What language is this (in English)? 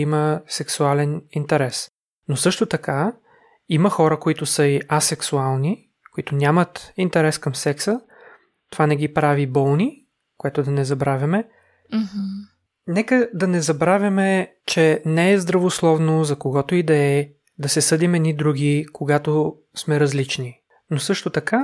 Bulgarian